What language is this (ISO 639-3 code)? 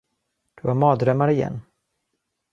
swe